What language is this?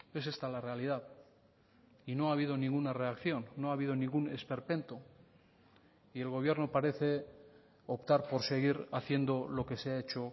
Spanish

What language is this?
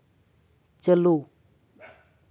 Santali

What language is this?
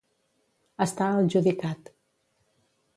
Catalan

